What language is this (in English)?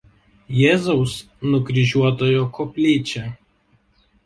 Lithuanian